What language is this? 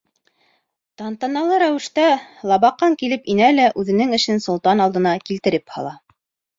Bashkir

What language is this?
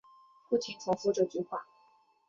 Chinese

